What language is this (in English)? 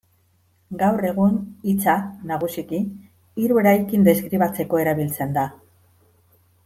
Basque